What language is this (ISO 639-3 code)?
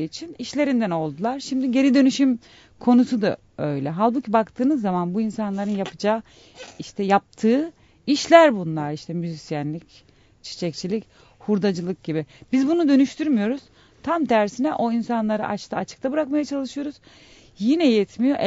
tur